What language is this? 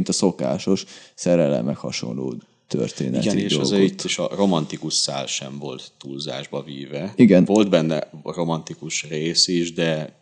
Hungarian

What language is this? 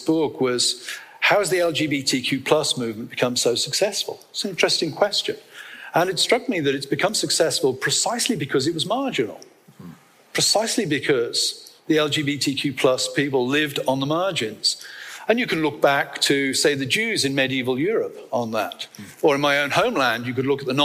English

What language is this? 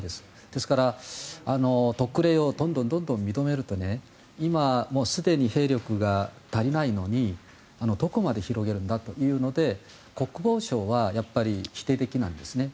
Japanese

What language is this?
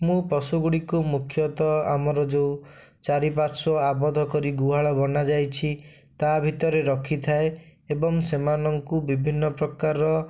Odia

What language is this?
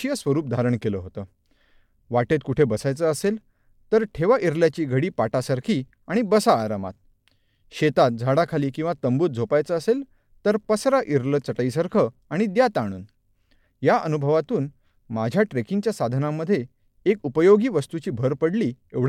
Marathi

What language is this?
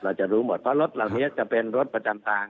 Thai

